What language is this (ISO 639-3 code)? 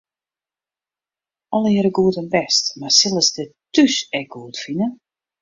fry